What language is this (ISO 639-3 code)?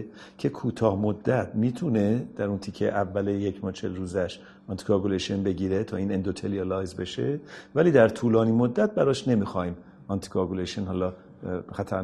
fas